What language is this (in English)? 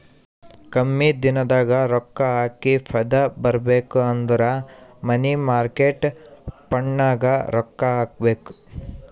Kannada